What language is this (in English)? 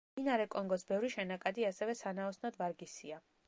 Georgian